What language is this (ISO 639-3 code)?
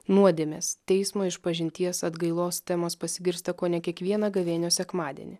lit